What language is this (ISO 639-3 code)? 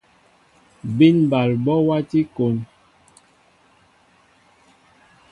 mbo